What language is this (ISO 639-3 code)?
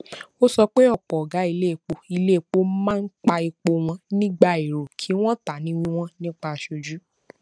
yor